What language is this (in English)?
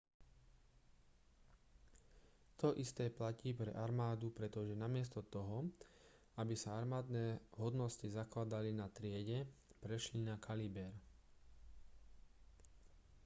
Slovak